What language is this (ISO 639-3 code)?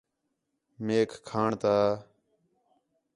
xhe